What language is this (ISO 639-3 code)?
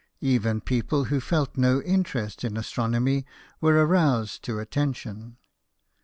eng